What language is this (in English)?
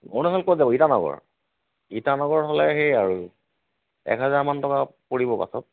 Assamese